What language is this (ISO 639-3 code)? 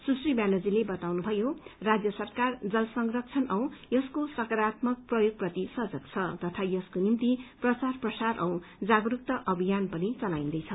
nep